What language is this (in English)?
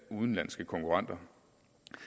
Danish